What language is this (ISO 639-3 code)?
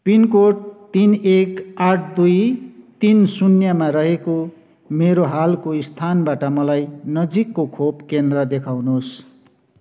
nep